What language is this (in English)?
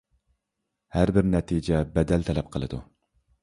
Uyghur